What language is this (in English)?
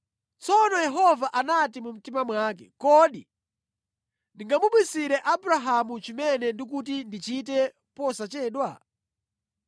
Nyanja